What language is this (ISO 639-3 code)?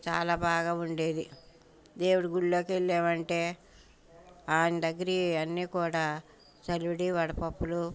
tel